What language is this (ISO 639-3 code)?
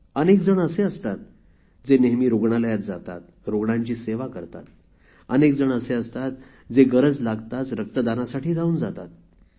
mar